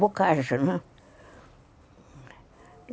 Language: Portuguese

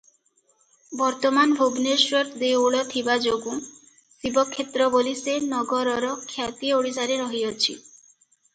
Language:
Odia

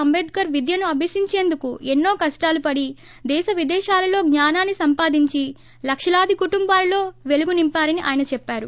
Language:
Telugu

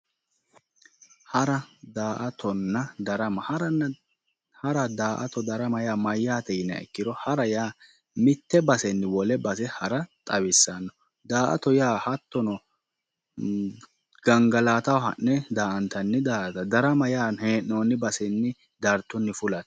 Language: Sidamo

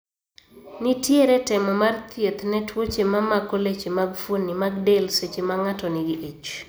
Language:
Luo (Kenya and Tanzania)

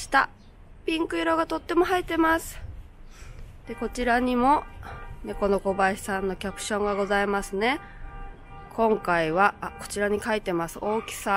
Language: Japanese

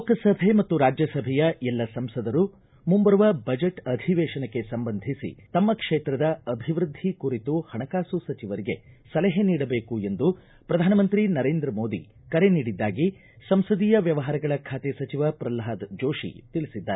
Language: Kannada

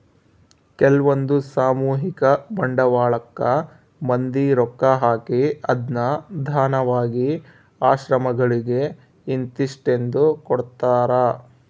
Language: Kannada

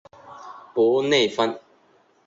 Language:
Chinese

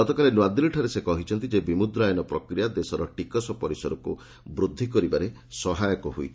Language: Odia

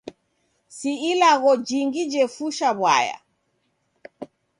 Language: Taita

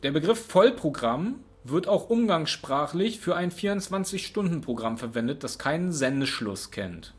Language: German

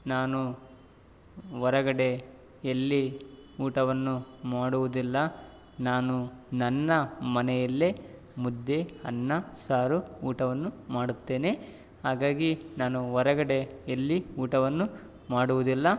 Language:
Kannada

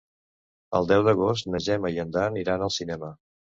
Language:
Catalan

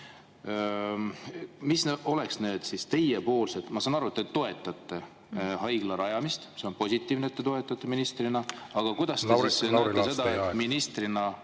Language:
Estonian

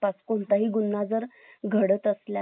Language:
Marathi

